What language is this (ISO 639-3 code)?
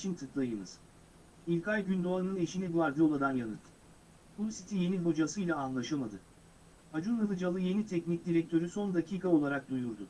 tur